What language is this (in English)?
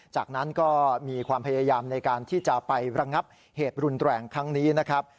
Thai